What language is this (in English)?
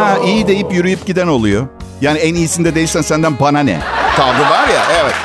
Turkish